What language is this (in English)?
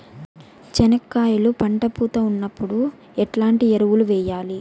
Telugu